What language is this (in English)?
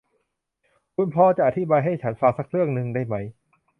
Thai